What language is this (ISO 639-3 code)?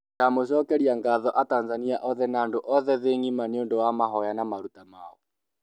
kik